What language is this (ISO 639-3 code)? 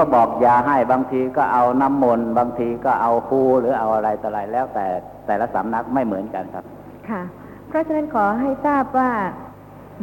tha